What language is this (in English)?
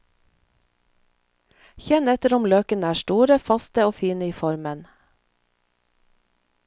Norwegian